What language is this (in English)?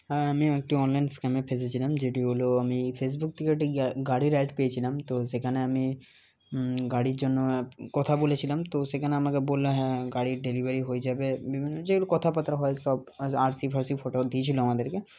Bangla